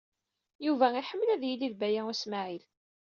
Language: Kabyle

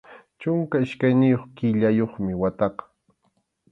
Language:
Arequipa-La Unión Quechua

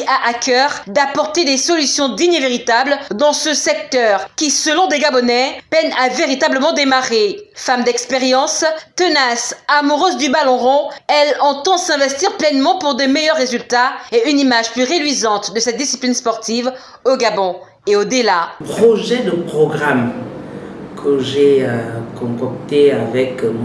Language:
French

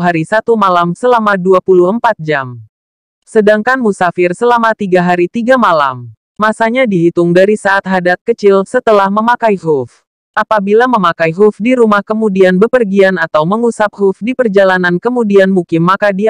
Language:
Indonesian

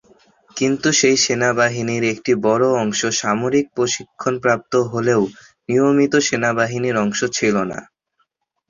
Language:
Bangla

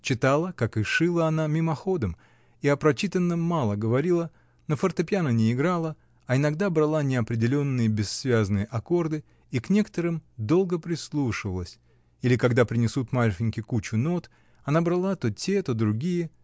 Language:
Russian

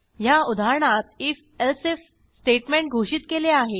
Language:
Marathi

